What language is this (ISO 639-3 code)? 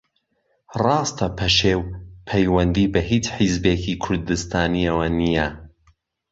ckb